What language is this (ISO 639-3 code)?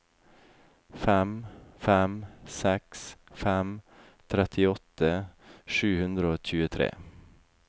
nor